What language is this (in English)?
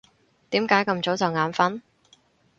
Cantonese